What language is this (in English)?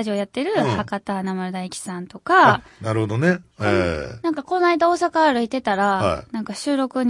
Japanese